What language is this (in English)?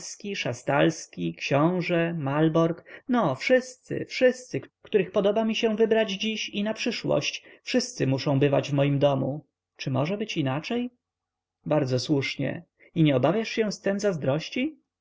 Polish